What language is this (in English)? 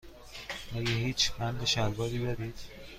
Persian